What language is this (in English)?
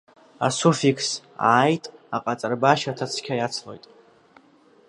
Abkhazian